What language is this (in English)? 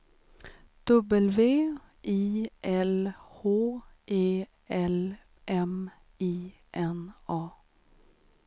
Swedish